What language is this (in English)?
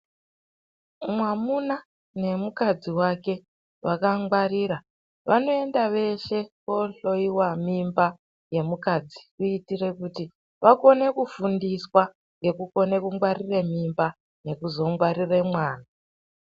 Ndau